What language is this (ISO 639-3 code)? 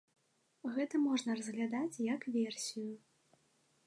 bel